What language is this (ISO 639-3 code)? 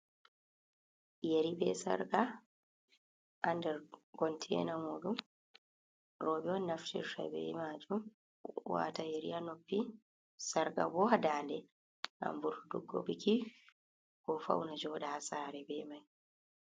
ful